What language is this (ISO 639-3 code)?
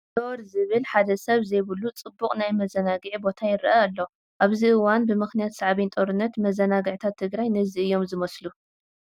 tir